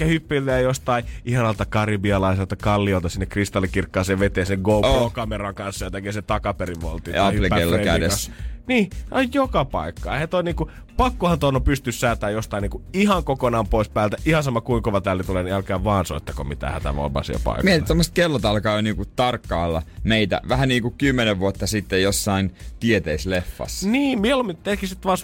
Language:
Finnish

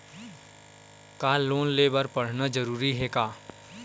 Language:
Chhattisgarhi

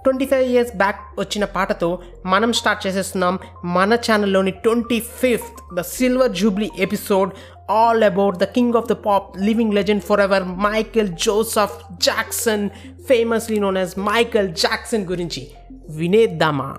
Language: Telugu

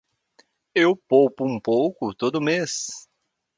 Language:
Portuguese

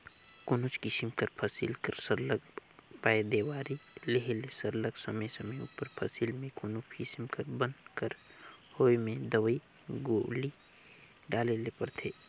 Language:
Chhattisgarhi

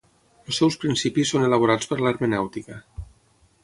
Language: Catalan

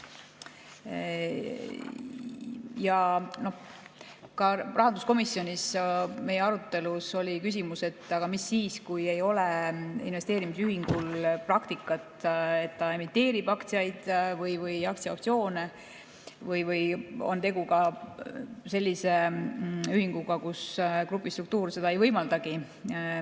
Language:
Estonian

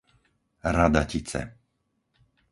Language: Slovak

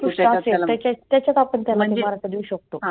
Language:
Marathi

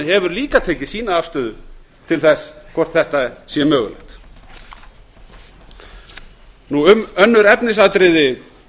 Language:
Icelandic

